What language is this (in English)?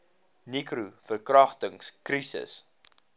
Afrikaans